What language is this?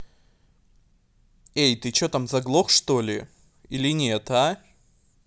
Russian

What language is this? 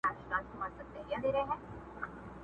Pashto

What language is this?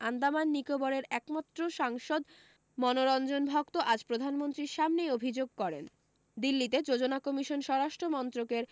Bangla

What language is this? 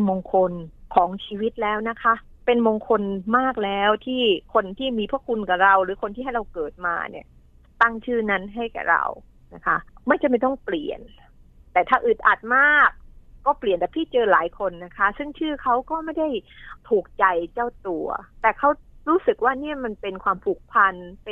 Thai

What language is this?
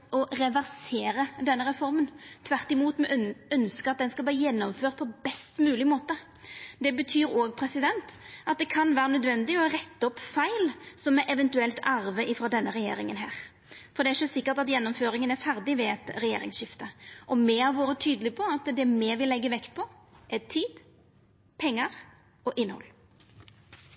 Norwegian Nynorsk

